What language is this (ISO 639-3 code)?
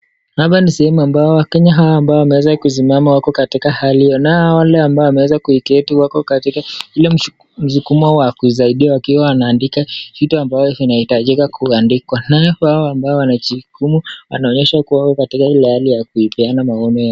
swa